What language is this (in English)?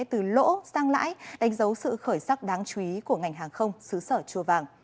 Vietnamese